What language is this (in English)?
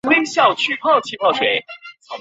Chinese